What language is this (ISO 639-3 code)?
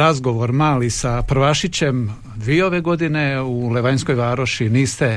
hrv